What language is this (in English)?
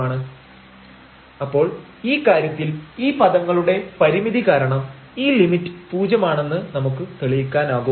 Malayalam